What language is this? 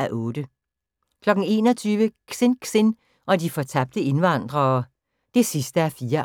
Danish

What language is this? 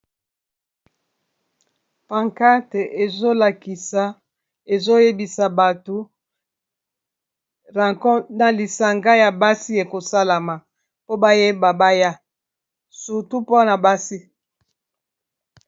Lingala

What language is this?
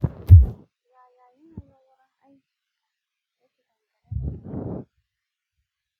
Hausa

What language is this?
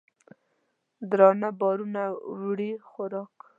Pashto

